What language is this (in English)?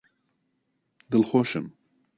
Central Kurdish